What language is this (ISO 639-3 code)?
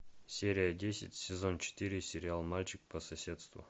rus